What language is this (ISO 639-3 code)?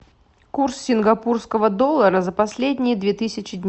rus